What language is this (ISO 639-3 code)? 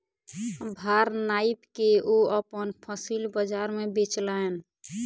mai